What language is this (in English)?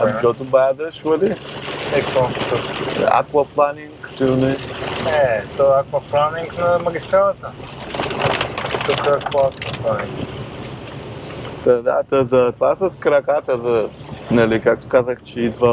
Bulgarian